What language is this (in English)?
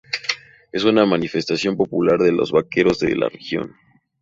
Spanish